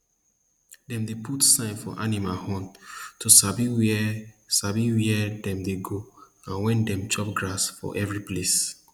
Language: Nigerian Pidgin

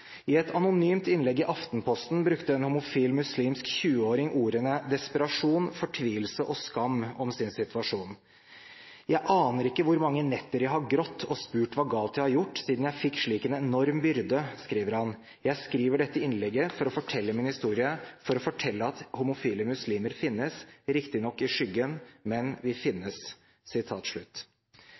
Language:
Norwegian Bokmål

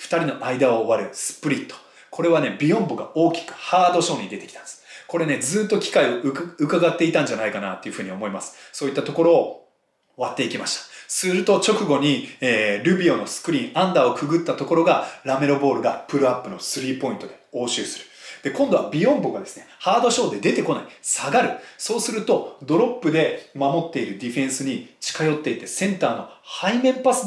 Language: Japanese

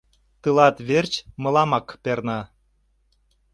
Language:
Mari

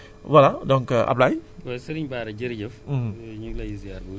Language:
Wolof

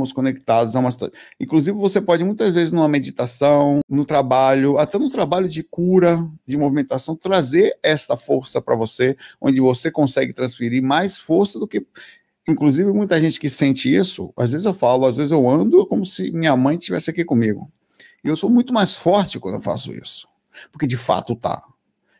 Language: Portuguese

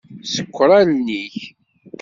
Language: Kabyle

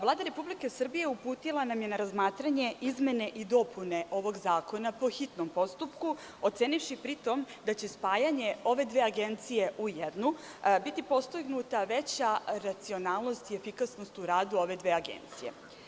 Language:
Serbian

